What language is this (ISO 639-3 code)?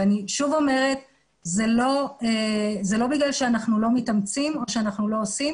heb